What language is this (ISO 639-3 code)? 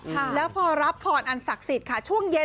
tha